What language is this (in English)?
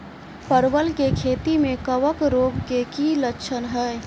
Maithili